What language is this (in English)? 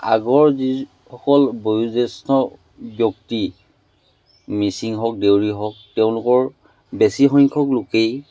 Assamese